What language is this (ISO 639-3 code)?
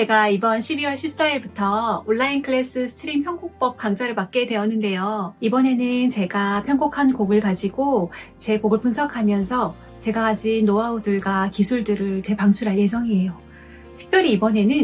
kor